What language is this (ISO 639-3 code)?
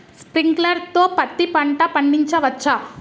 tel